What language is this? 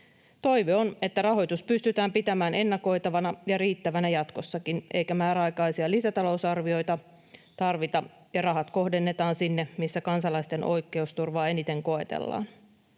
Finnish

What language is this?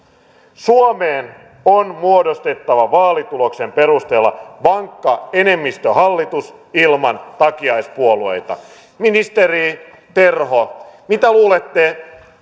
Finnish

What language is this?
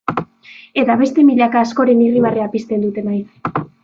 Basque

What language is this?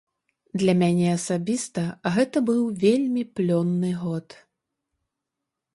Belarusian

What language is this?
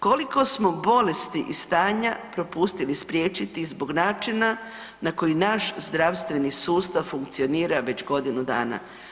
Croatian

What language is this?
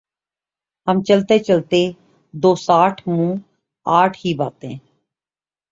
Urdu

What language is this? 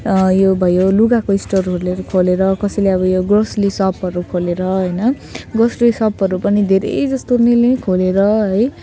Nepali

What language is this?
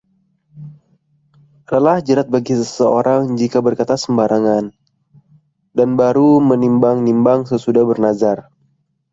Indonesian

